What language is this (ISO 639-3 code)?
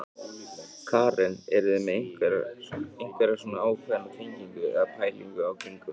isl